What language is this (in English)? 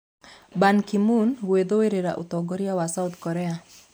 Kikuyu